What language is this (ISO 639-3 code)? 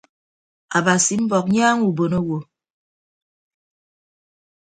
ibb